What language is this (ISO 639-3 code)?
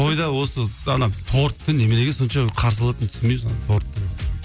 kaz